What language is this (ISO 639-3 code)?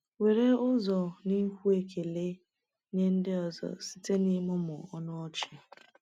ibo